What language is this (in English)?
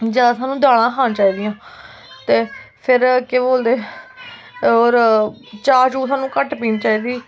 Dogri